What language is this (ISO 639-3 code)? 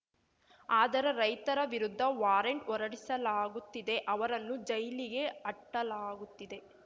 kan